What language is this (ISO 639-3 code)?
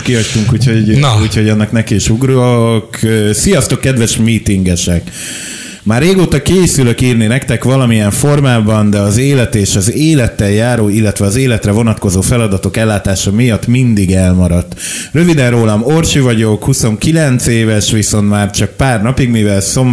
hun